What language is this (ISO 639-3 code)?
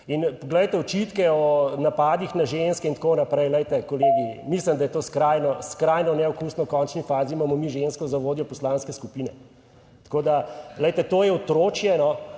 slv